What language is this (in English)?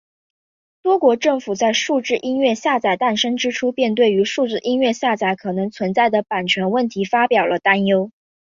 Chinese